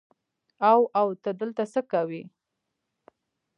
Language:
Pashto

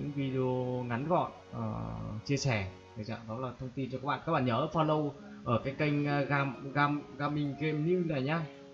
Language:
Vietnamese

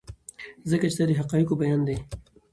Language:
Pashto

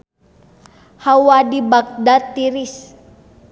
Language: Sundanese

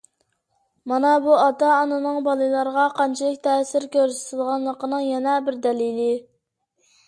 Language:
Uyghur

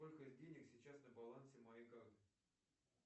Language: Russian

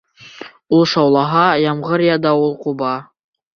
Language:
Bashkir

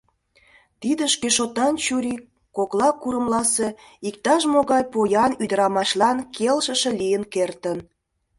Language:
Mari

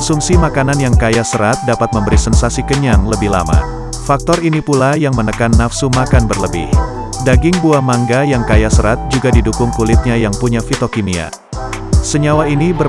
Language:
Indonesian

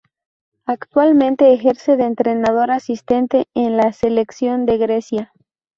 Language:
Spanish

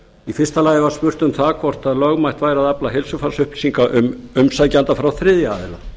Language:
Icelandic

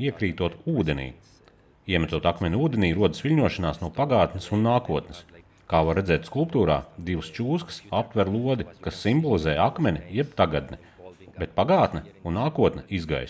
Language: Latvian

